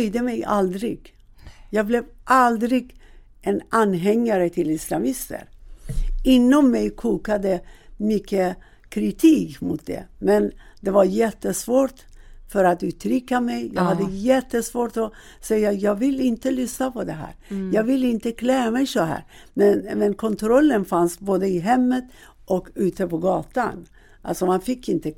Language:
Swedish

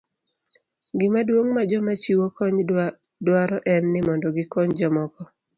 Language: Luo (Kenya and Tanzania)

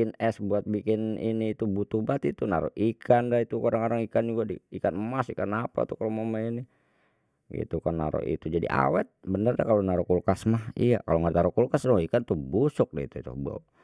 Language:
Betawi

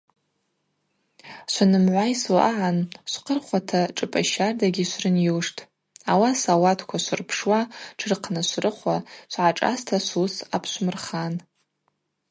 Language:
Abaza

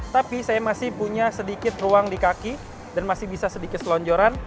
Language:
Indonesian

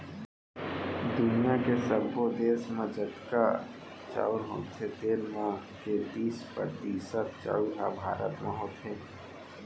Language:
Chhattisgarhi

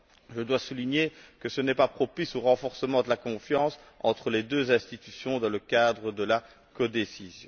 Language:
French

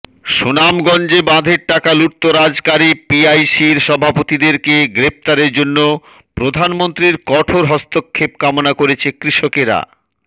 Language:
Bangla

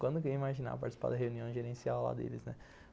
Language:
Portuguese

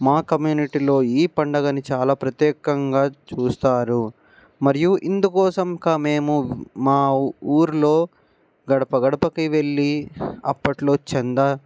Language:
Telugu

